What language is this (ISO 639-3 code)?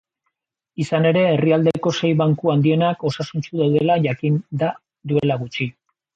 eus